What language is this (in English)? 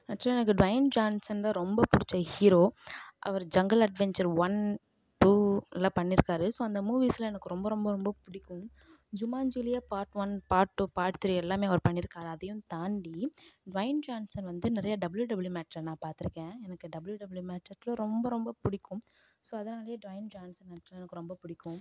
Tamil